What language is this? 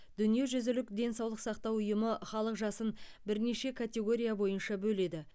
Kazakh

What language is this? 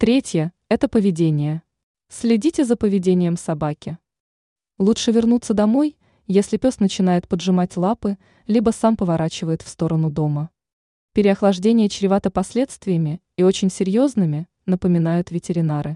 Russian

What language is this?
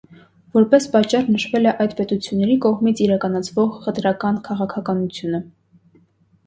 Armenian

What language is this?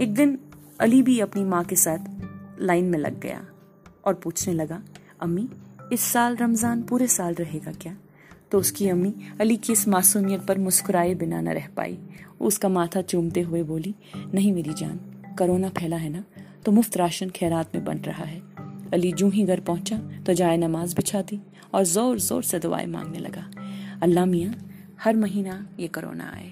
Urdu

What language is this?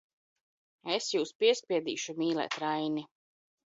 Latvian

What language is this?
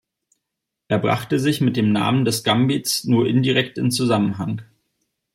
German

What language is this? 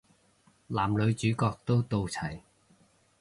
Cantonese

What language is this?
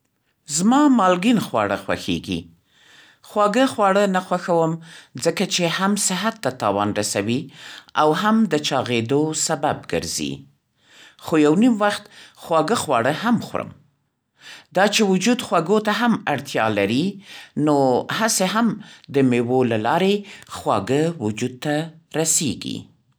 Central Pashto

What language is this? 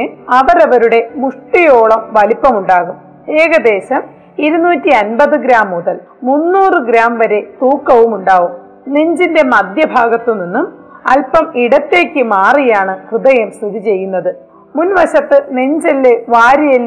Malayalam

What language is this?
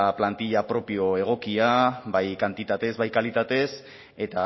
Basque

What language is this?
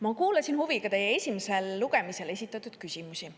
Estonian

